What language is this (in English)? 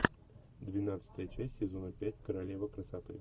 Russian